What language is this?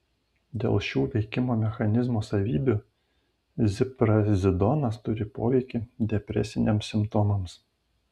Lithuanian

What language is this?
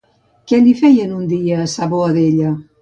Catalan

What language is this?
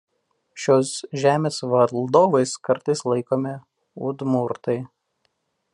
Lithuanian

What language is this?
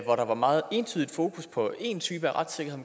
Danish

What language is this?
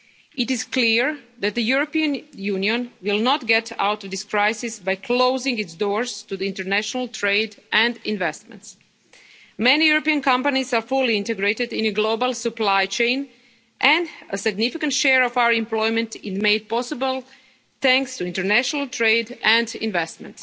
English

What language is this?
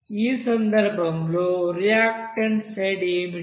Telugu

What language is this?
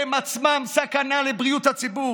Hebrew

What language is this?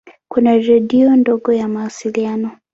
Swahili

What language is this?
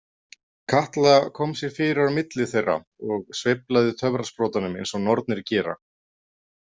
Icelandic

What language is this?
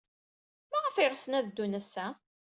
Kabyle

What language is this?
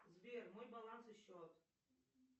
Russian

